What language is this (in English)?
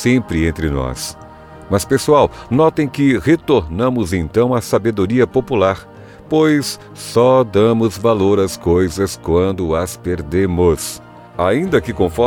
Portuguese